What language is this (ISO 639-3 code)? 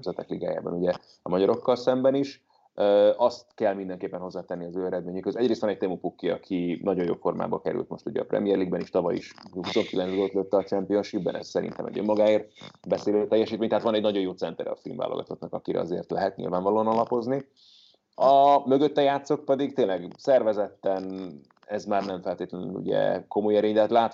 hun